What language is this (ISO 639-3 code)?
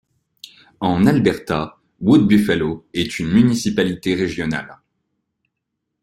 fra